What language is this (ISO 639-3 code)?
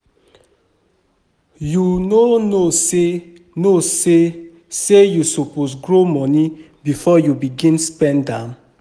pcm